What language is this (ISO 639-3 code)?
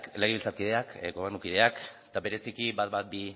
eus